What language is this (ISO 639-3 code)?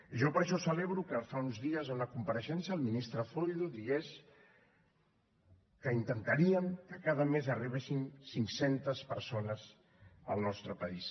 cat